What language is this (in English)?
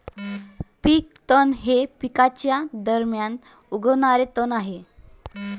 Marathi